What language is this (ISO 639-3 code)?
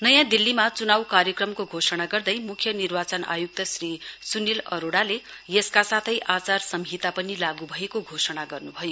nep